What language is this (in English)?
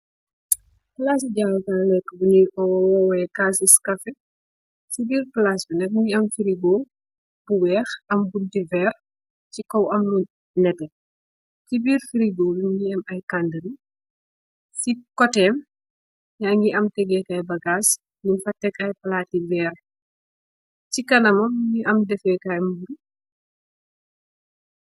Wolof